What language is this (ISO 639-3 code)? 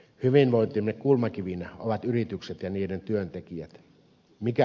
fin